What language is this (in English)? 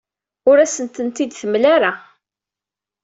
Kabyle